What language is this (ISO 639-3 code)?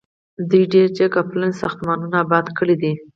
pus